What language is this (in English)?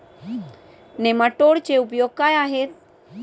Marathi